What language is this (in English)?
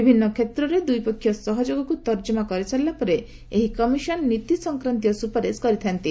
Odia